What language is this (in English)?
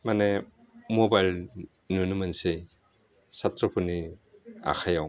Bodo